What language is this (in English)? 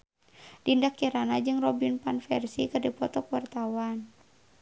Sundanese